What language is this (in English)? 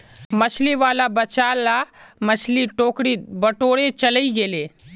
Magahi